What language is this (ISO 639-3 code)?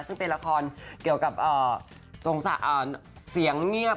tha